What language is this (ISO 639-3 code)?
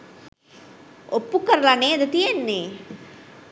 sin